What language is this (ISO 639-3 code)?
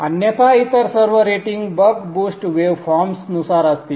mar